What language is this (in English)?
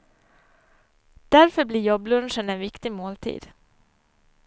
Swedish